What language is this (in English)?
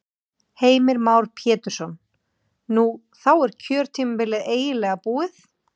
Icelandic